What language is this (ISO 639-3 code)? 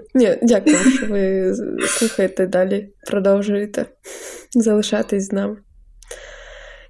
ukr